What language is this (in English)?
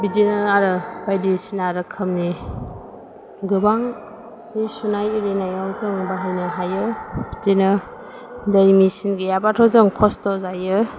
Bodo